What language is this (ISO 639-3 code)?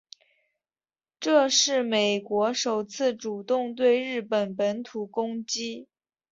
zho